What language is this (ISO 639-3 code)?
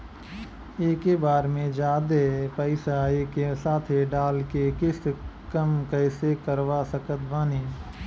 bho